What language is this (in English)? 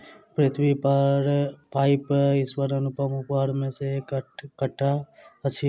Maithili